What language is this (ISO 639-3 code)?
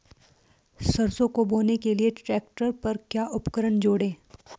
hin